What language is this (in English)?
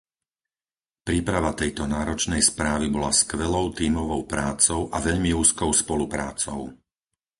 Slovak